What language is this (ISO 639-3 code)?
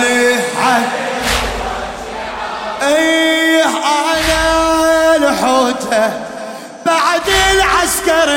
ara